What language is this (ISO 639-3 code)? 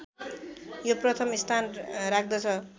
nep